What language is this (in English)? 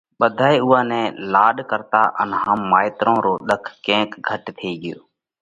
Parkari Koli